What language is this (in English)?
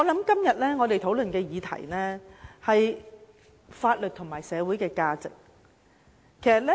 Cantonese